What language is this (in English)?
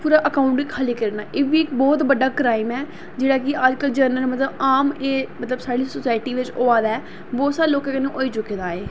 Dogri